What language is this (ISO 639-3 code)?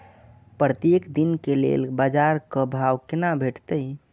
mai